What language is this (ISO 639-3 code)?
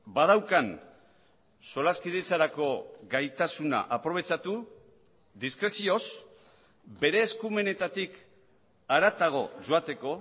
eus